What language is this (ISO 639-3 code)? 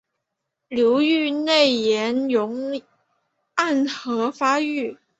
zho